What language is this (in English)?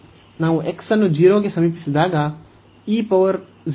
Kannada